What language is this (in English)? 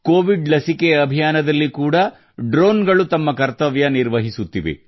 Kannada